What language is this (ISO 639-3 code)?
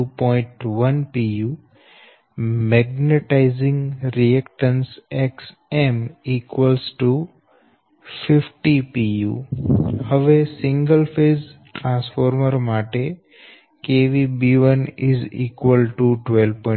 guj